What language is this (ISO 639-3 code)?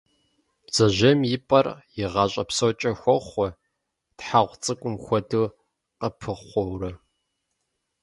kbd